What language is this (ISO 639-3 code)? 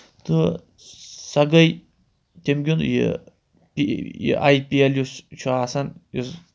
kas